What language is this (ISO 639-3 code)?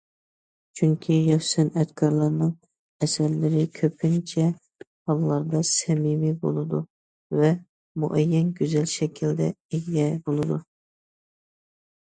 uig